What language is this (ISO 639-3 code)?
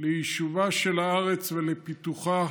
heb